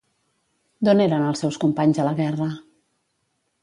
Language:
Catalan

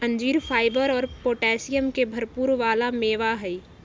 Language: Magahi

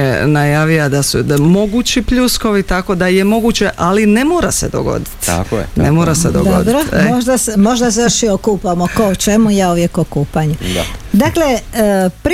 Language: Croatian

